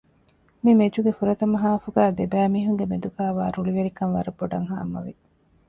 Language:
Divehi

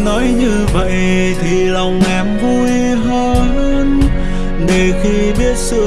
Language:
Vietnamese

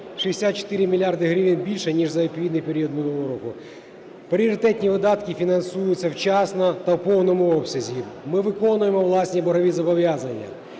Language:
Ukrainian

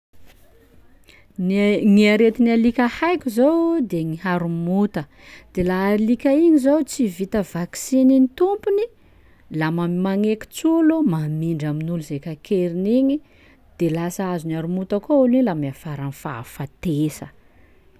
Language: Sakalava Malagasy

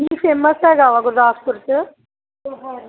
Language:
Punjabi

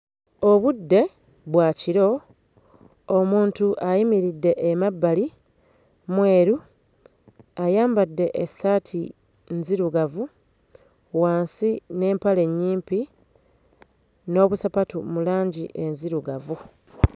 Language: Ganda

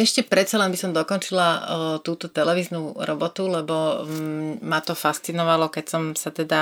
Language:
Slovak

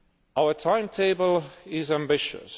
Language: English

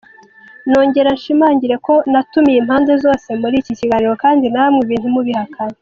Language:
Kinyarwanda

